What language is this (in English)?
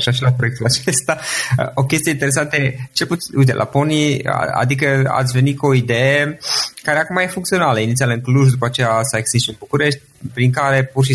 Romanian